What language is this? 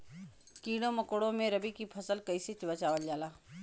Bhojpuri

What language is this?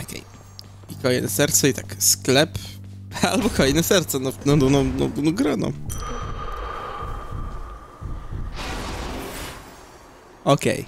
Polish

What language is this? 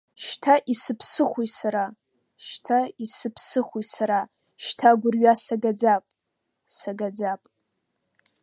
Abkhazian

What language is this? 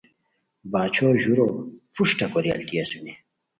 Khowar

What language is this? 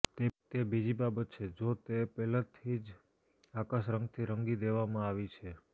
Gujarati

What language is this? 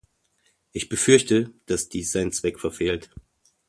German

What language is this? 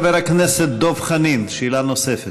Hebrew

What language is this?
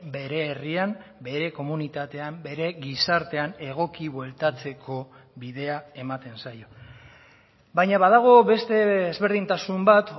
Basque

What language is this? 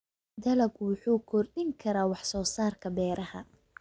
Somali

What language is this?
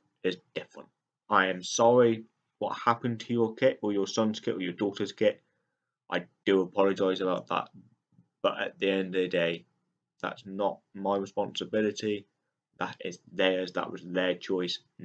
English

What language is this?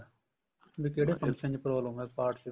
Punjabi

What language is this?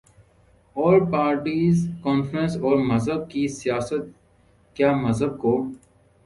Urdu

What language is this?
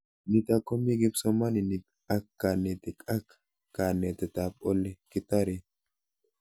Kalenjin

